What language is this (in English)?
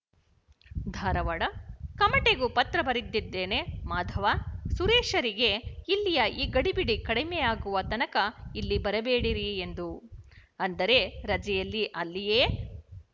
Kannada